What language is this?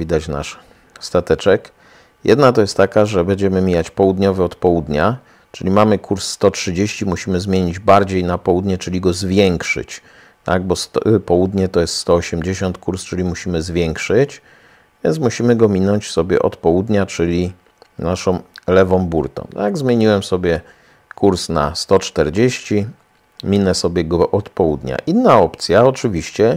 Polish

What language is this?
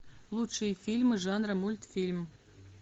Russian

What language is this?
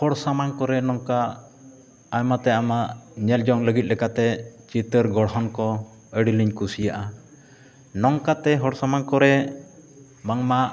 Santali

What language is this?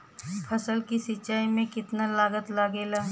Bhojpuri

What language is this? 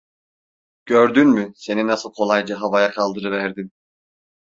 Turkish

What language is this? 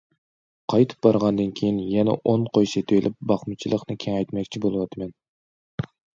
Uyghur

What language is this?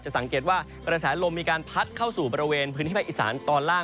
Thai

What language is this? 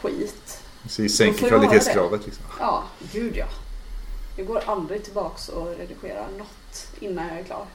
Swedish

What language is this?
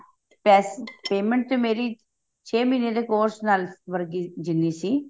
Punjabi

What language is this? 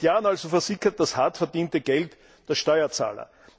German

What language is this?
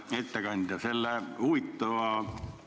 Estonian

